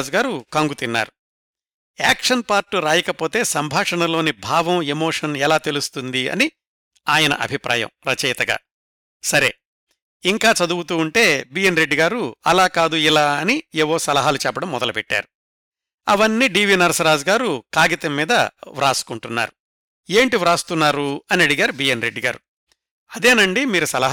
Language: Telugu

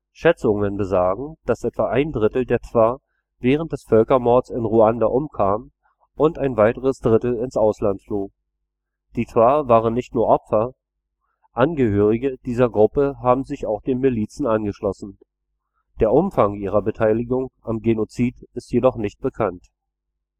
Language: German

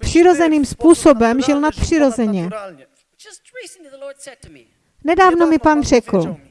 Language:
Czech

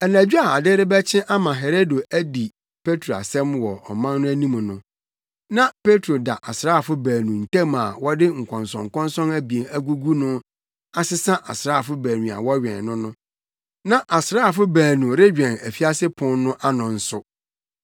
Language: Akan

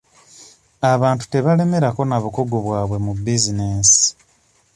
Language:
Ganda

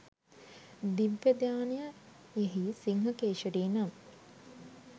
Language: Sinhala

